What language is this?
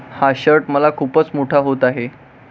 Marathi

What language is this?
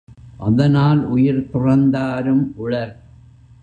Tamil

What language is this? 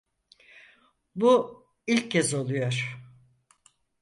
Turkish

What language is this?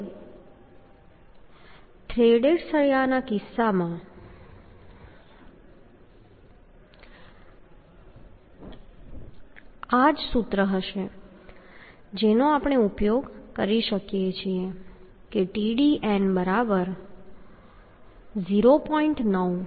Gujarati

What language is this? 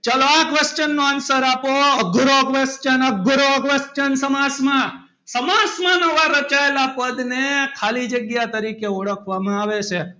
Gujarati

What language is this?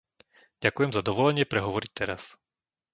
Slovak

